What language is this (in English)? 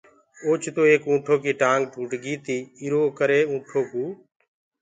Gurgula